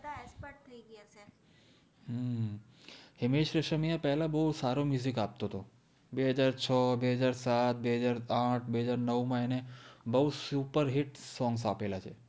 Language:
Gujarati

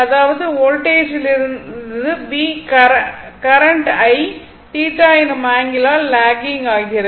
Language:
Tamil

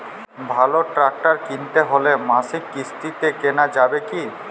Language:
Bangla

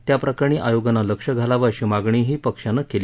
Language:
Marathi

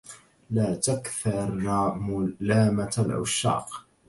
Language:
Arabic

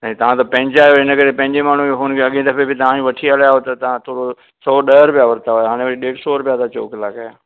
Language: Sindhi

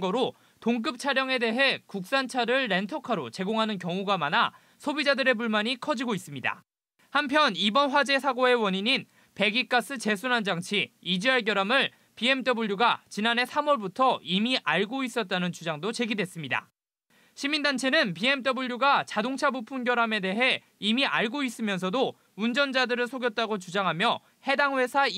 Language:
Korean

